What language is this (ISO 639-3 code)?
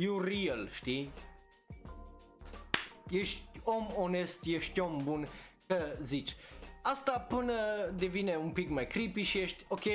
ron